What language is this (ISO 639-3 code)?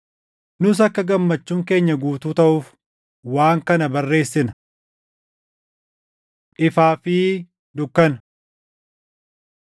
orm